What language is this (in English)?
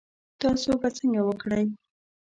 Pashto